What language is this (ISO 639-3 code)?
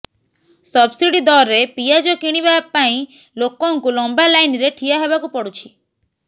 ori